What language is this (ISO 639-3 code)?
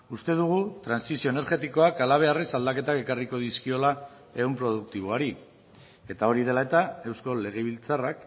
eus